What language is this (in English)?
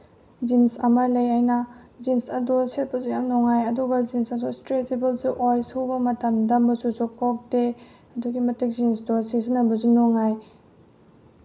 Manipuri